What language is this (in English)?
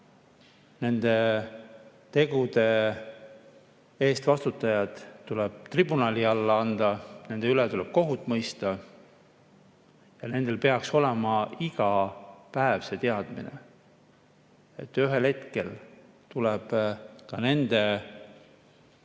Estonian